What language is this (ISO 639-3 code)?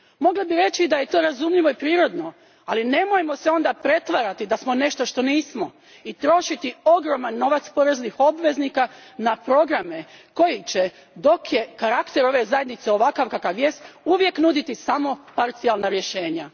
hrv